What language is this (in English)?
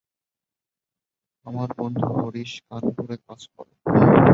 Bangla